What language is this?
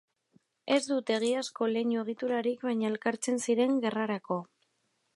Basque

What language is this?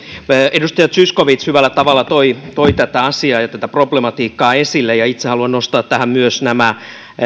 Finnish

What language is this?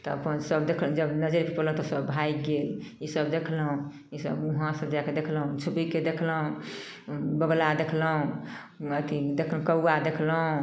Maithili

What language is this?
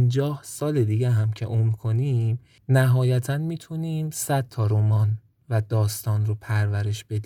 Persian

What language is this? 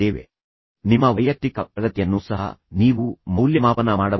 Kannada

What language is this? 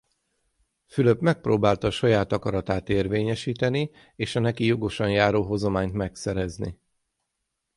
Hungarian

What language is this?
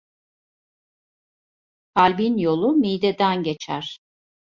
Turkish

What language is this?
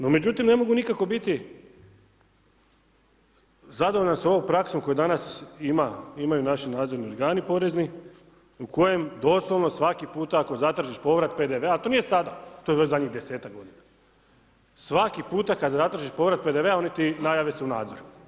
Croatian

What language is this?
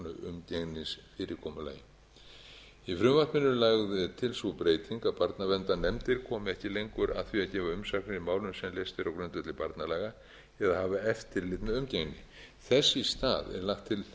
Icelandic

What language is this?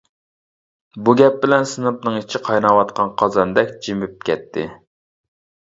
Uyghur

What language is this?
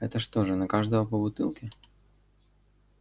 Russian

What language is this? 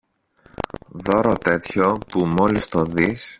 Greek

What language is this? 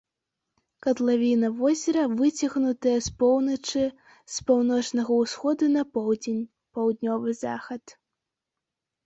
Belarusian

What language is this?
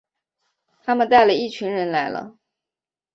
Chinese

